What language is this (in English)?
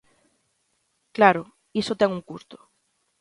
Galician